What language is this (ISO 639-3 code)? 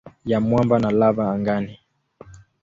swa